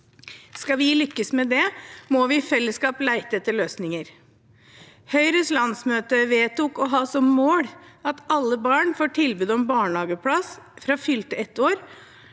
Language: Norwegian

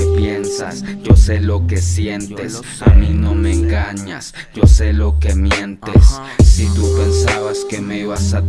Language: Spanish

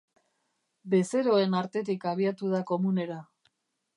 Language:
Basque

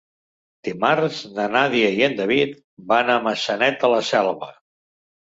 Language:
Catalan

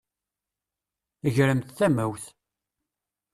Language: Kabyle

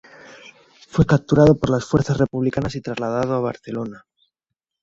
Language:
Spanish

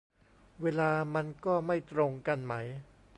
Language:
Thai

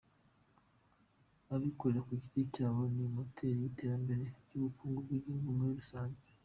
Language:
Kinyarwanda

